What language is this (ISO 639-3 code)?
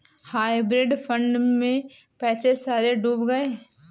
hin